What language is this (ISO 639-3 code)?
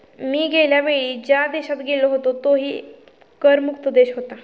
mar